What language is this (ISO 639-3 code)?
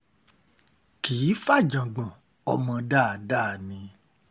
yor